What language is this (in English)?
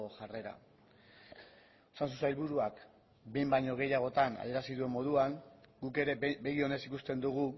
Basque